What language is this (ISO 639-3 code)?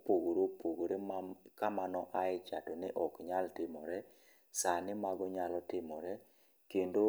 luo